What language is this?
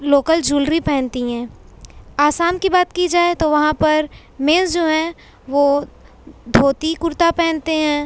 Urdu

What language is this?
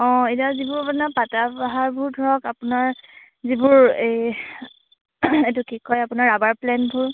Assamese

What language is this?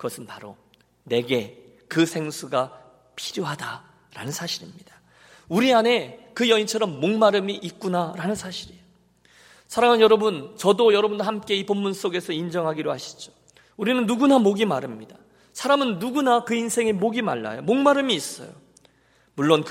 Korean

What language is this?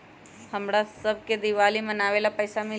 Magahi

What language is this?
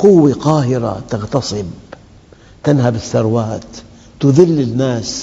Arabic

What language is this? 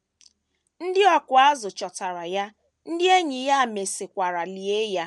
Igbo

